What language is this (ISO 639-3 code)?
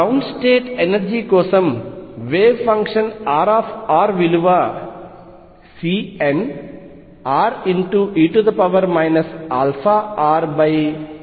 tel